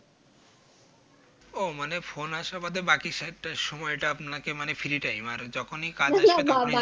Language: Bangla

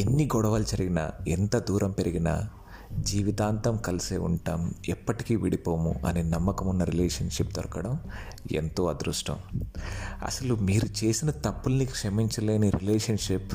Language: Telugu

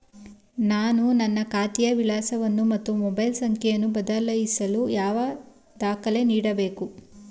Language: Kannada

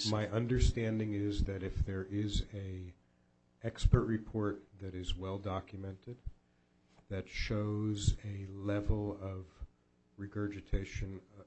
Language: English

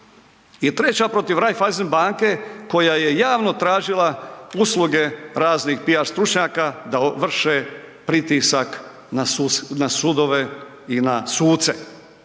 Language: Croatian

